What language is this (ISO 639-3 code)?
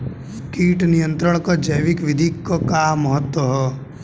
bho